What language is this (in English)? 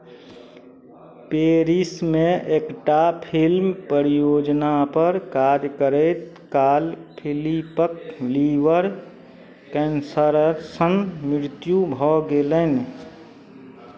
Maithili